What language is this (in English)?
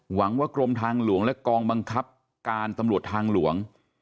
Thai